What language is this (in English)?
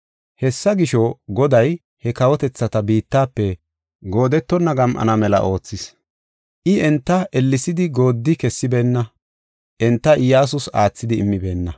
Gofa